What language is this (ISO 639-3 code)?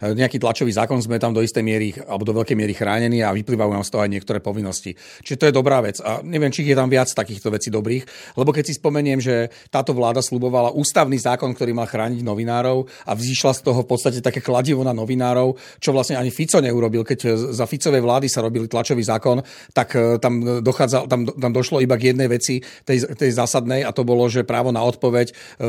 slk